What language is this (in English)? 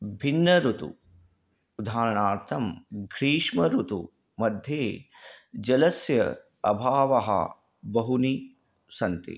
Sanskrit